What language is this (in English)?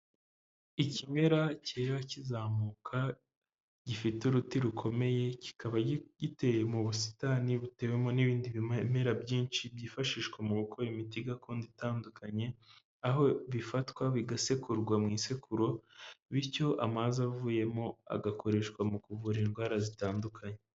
Kinyarwanda